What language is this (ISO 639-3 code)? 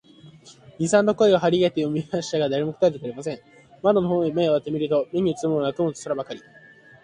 jpn